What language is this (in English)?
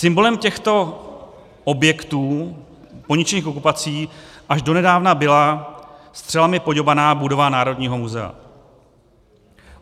Czech